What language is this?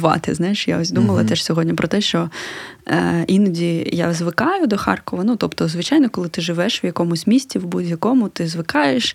Ukrainian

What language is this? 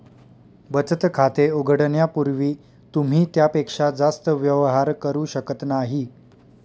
Marathi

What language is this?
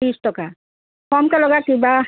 Assamese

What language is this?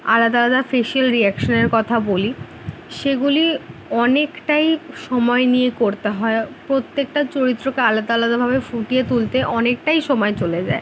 Bangla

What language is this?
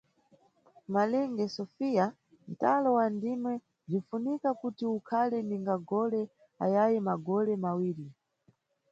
Nyungwe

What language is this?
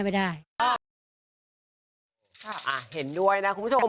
Thai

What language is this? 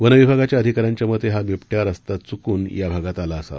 Marathi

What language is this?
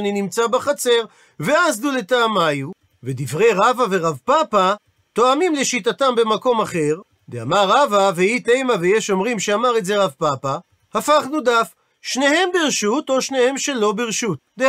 Hebrew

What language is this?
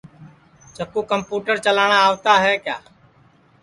Sansi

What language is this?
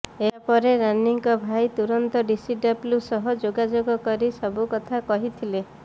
Odia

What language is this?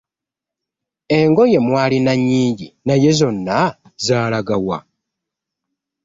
Ganda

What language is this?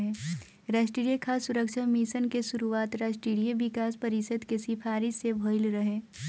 Bhojpuri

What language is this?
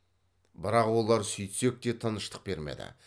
Kazakh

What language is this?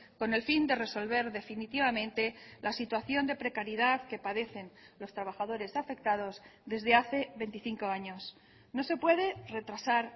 Spanish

